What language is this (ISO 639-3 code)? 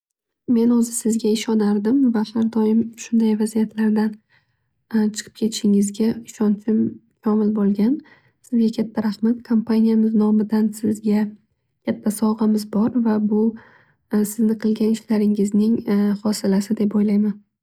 uzb